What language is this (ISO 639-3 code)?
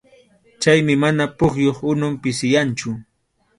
qxu